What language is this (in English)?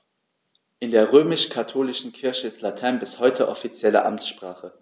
German